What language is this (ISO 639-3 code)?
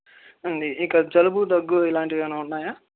tel